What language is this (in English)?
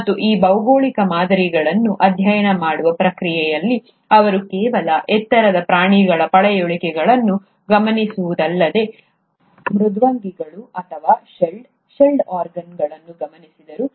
Kannada